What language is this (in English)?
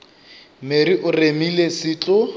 Northern Sotho